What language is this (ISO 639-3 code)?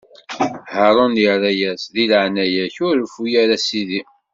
kab